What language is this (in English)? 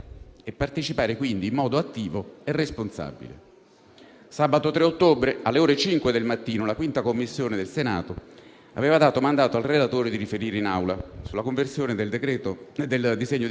Italian